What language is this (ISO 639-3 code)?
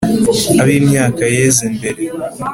kin